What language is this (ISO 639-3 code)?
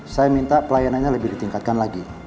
ind